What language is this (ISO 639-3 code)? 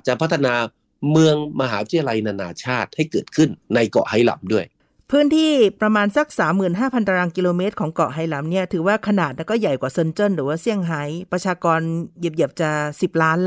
tha